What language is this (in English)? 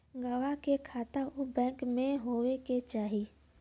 Bhojpuri